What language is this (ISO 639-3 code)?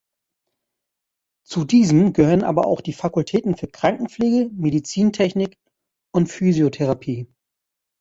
deu